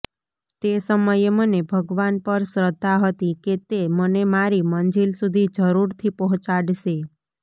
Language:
Gujarati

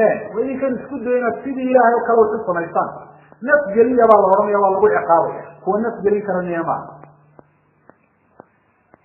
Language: Arabic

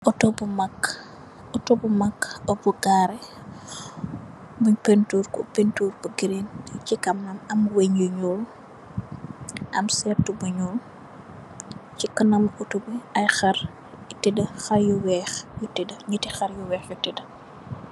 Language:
Wolof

